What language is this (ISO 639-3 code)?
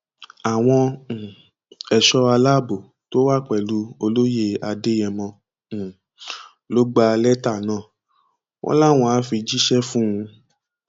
yor